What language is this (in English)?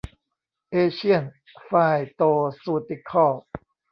Thai